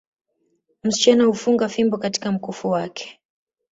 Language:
Swahili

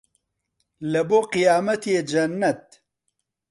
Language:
Central Kurdish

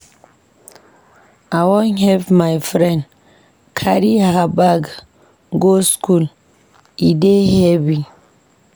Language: Nigerian Pidgin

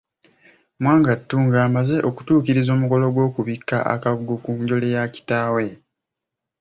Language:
Ganda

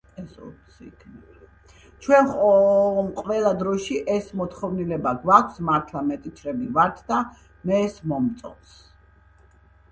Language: Georgian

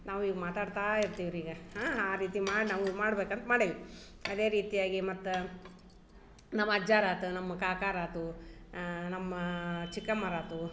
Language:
Kannada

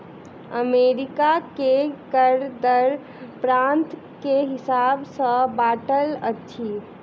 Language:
Maithili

